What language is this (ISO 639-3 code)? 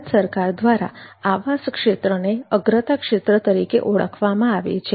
guj